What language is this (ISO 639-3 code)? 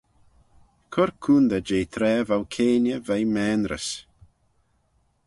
glv